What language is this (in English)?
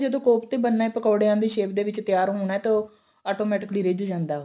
Punjabi